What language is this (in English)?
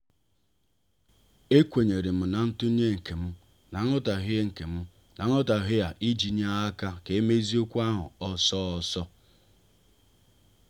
Igbo